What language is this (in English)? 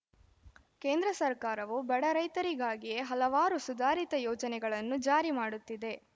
Kannada